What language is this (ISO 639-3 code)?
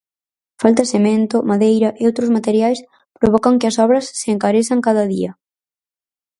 glg